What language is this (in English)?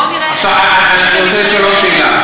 Hebrew